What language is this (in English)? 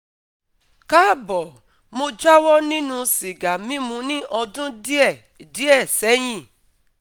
Yoruba